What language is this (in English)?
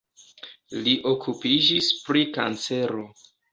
Esperanto